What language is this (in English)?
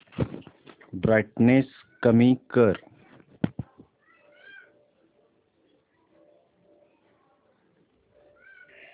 Marathi